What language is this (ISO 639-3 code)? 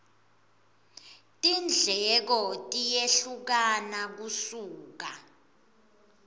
ssw